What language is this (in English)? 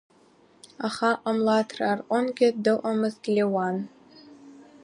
Abkhazian